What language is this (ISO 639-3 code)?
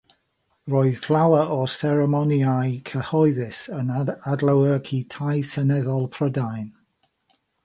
cym